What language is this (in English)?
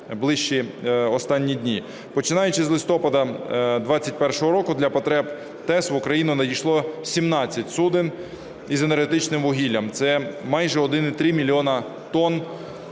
Ukrainian